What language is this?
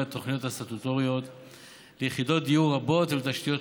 Hebrew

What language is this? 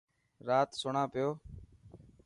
Dhatki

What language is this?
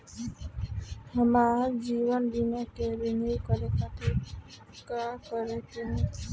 Bhojpuri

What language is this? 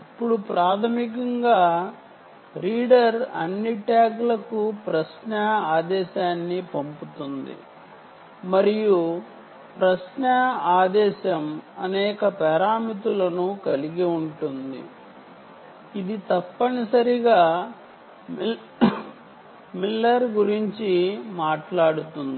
Telugu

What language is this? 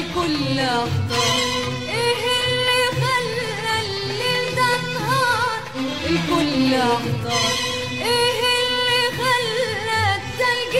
Arabic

